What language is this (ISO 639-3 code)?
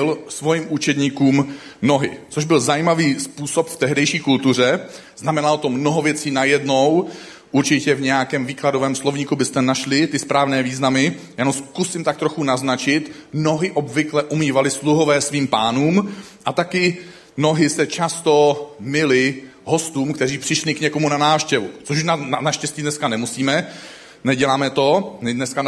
ces